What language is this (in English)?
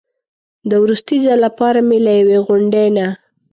Pashto